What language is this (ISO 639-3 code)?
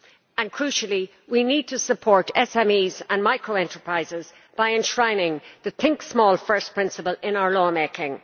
eng